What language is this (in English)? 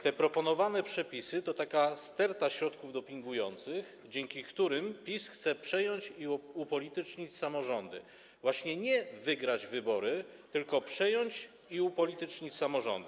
Polish